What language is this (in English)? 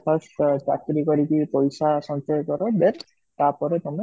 Odia